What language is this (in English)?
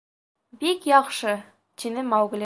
Bashkir